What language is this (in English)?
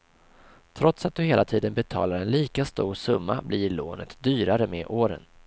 Swedish